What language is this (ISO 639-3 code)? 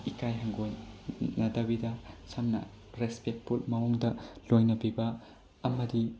mni